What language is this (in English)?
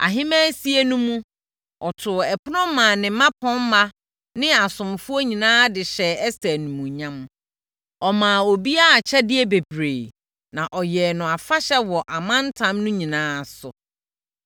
Akan